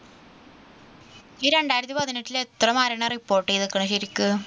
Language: Malayalam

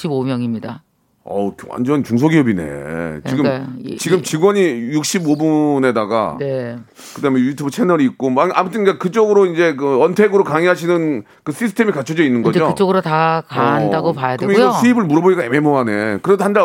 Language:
Korean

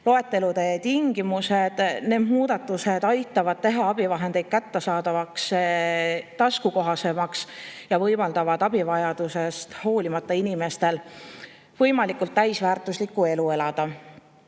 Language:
Estonian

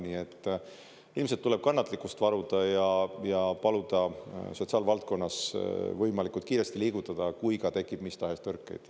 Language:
Estonian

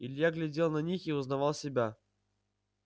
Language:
Russian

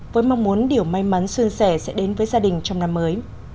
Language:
Vietnamese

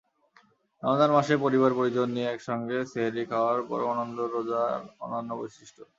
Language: Bangla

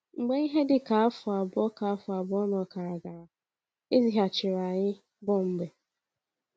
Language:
Igbo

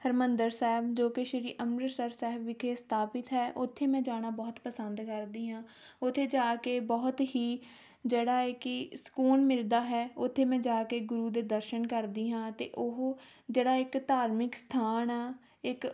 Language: Punjabi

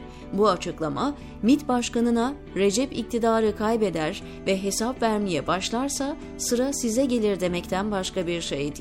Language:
Turkish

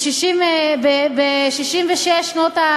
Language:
Hebrew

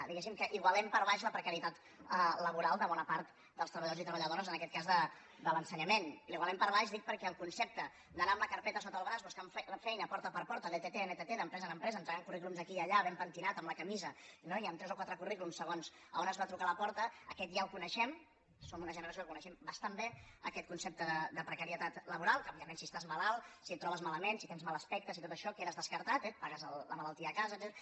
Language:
Catalan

